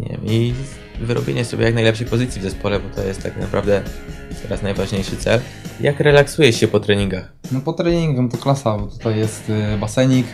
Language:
Polish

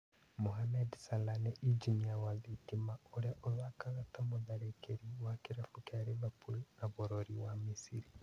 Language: Kikuyu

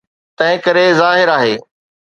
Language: Sindhi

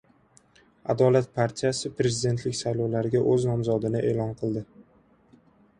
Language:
Uzbek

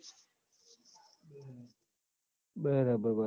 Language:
Gujarati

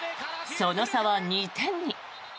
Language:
Japanese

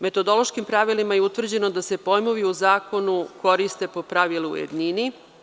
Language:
Serbian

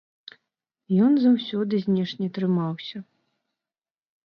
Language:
Belarusian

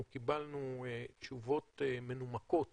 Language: Hebrew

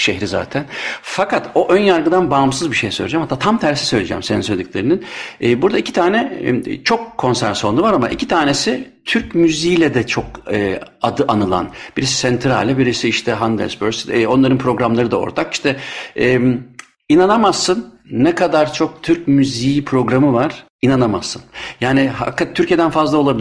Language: Turkish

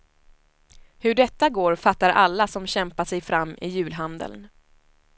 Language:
Swedish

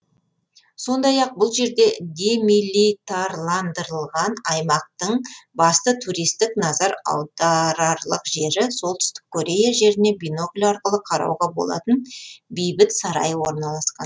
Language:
Kazakh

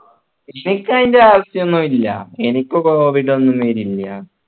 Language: Malayalam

